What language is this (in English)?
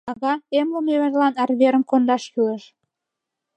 Mari